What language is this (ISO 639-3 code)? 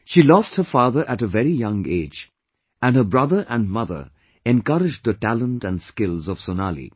eng